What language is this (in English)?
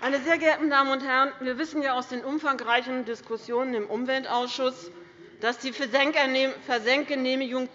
German